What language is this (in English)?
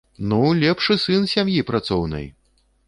Belarusian